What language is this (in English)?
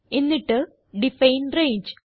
Malayalam